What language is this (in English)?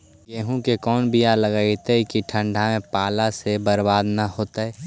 Magahi